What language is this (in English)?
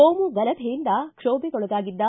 Kannada